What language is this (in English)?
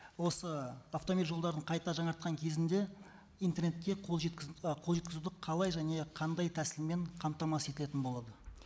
Kazakh